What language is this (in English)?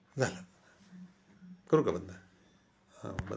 Marathi